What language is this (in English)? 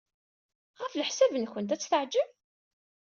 Kabyle